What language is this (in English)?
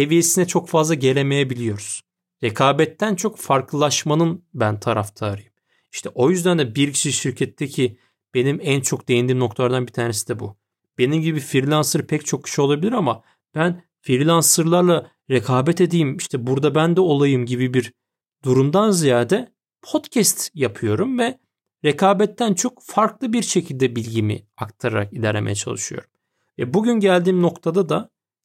Turkish